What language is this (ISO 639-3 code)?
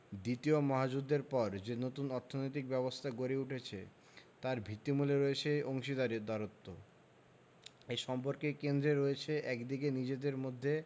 ben